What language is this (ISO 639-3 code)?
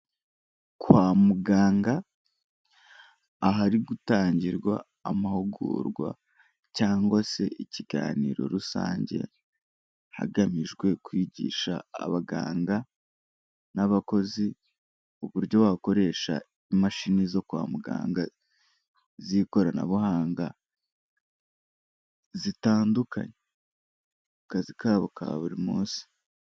kin